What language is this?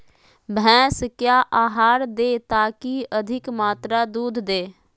Magahi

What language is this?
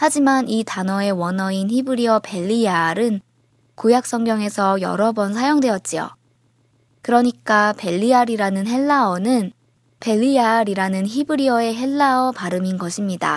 Korean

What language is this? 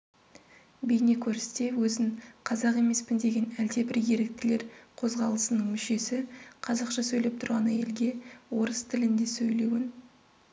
Kazakh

